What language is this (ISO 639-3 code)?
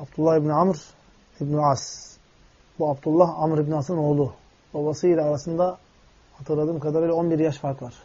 tur